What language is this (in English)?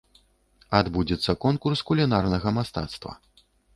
Belarusian